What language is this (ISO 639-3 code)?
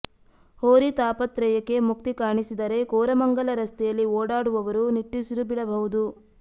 kan